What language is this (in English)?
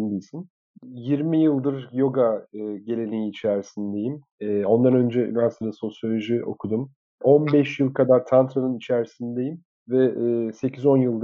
Turkish